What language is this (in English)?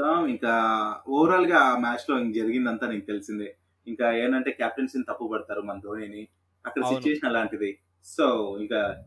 Telugu